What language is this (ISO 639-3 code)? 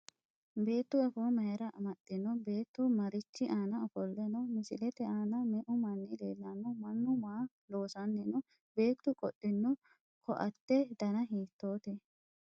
sid